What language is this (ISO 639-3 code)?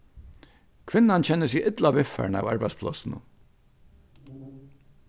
fao